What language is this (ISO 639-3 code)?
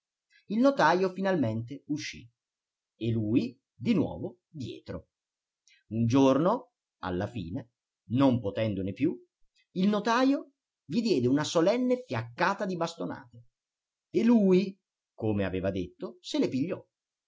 ita